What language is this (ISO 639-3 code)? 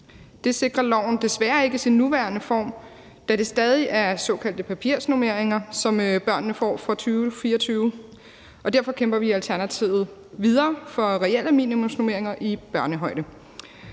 dan